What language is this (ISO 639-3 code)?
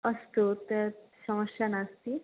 san